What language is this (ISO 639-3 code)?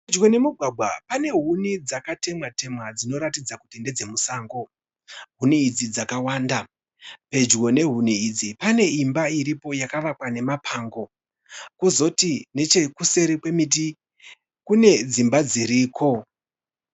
sna